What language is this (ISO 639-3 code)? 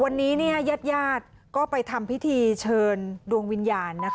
tha